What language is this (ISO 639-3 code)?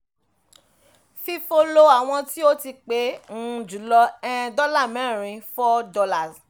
yor